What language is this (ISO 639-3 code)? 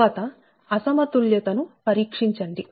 tel